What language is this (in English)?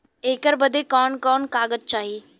Bhojpuri